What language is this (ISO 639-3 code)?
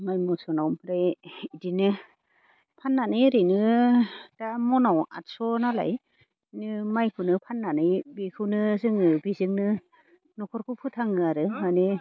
brx